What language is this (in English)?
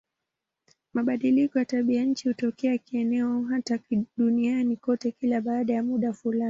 Swahili